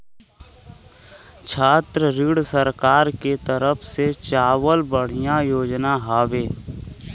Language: Bhojpuri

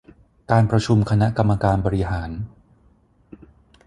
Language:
Thai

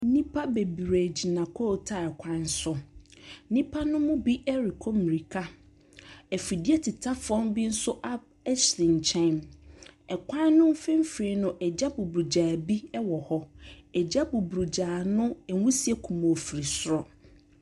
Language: Akan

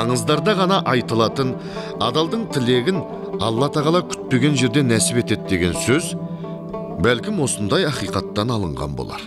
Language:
Turkish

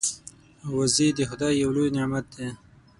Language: Pashto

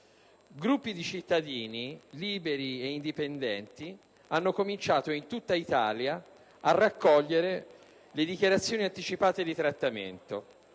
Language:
Italian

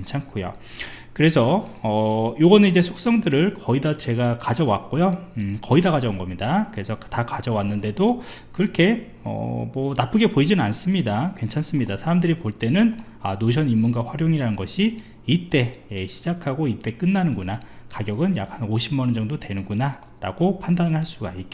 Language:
Korean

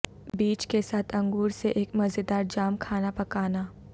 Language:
Urdu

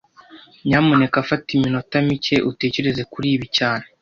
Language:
Kinyarwanda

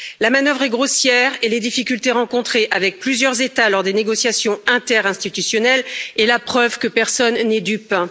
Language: French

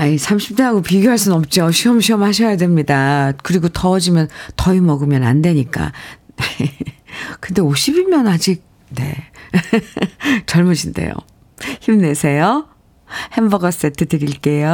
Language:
Korean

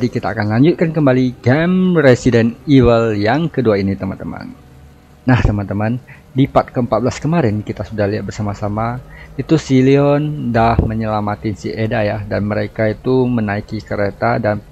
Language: Indonesian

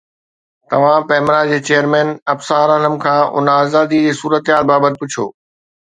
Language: Sindhi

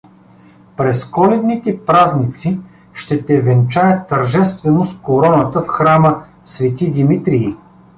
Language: Bulgarian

